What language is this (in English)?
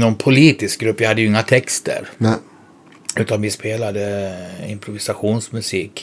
Swedish